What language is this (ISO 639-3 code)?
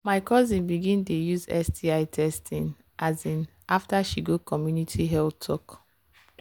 pcm